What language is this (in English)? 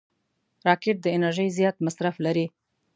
Pashto